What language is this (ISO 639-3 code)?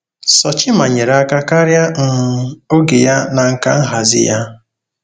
ibo